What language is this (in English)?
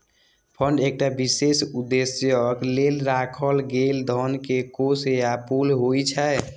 Maithili